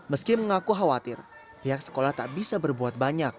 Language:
Indonesian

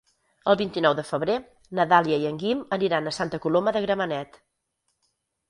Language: Catalan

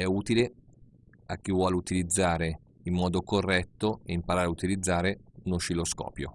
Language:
Italian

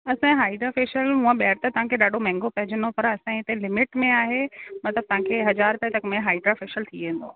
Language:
Sindhi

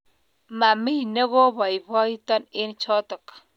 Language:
Kalenjin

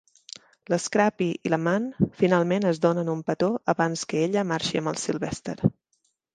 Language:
Catalan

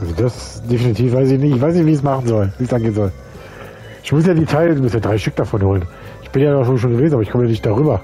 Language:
German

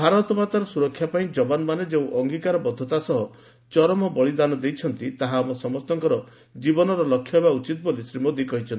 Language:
Odia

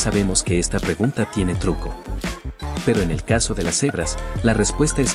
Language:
Spanish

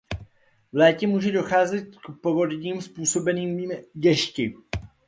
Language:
Czech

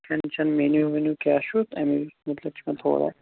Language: Kashmiri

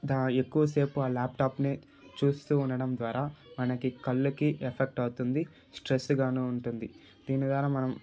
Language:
Telugu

